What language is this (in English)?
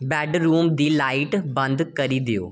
Dogri